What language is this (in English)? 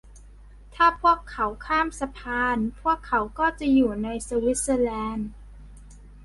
Thai